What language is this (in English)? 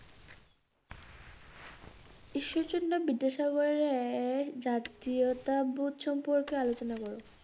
Bangla